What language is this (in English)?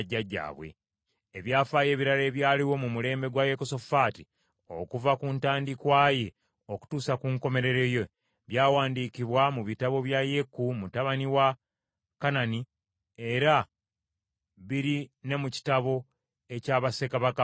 Ganda